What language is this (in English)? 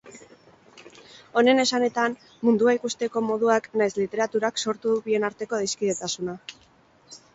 Basque